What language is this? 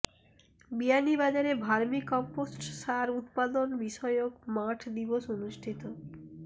Bangla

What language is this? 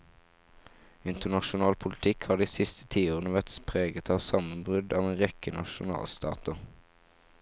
Norwegian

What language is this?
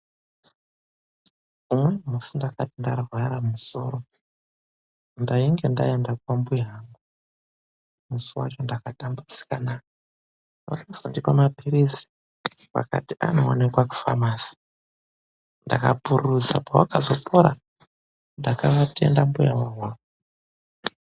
Ndau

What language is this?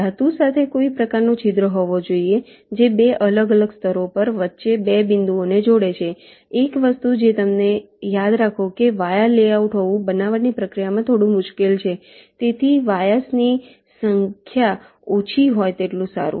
Gujarati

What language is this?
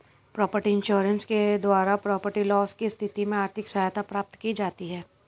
Hindi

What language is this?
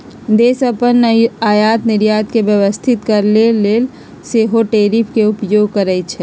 Magahi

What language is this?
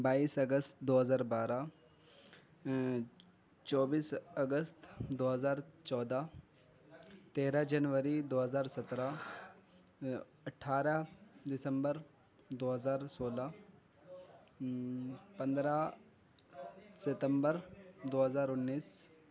Urdu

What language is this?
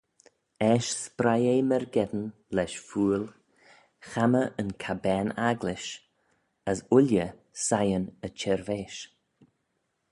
Manx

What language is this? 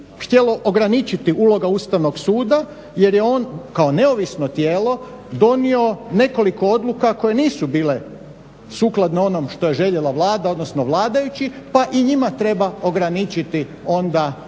Croatian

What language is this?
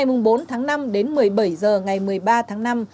Vietnamese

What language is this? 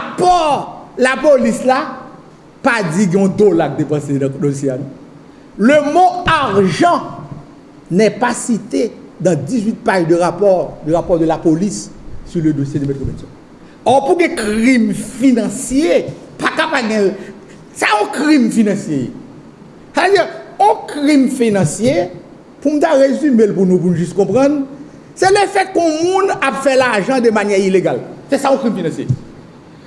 French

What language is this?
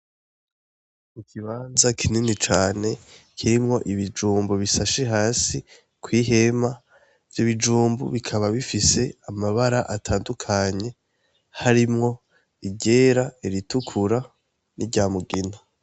Rundi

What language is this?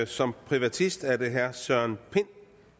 Danish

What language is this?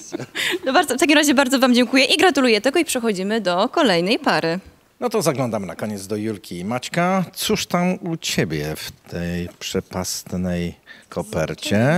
Polish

